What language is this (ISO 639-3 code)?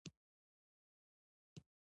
pus